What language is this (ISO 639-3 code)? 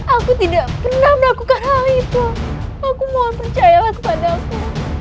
ind